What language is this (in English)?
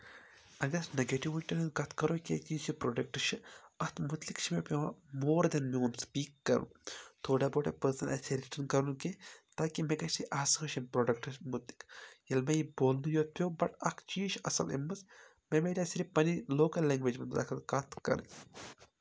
Kashmiri